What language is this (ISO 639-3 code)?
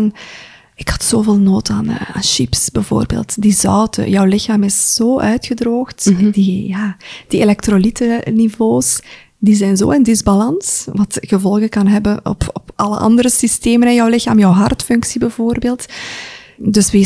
nld